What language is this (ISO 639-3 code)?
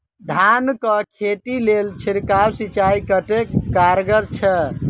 mai